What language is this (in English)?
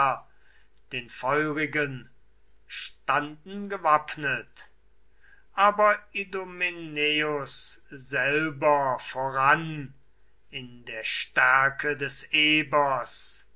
German